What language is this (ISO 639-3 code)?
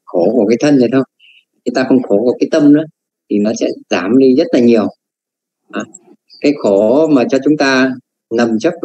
vie